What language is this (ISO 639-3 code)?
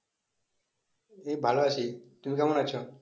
ben